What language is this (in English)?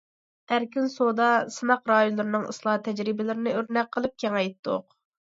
Uyghur